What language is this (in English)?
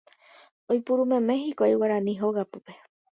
Guarani